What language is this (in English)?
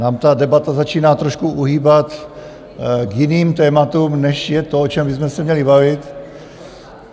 Czech